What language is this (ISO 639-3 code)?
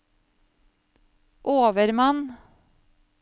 nor